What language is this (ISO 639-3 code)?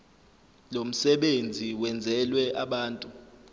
zul